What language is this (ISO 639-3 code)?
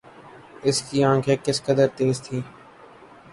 urd